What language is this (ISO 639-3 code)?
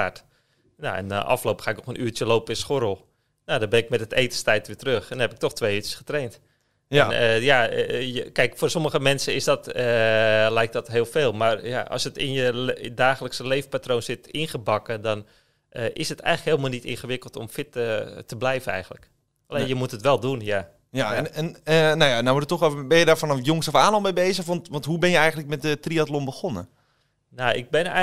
nld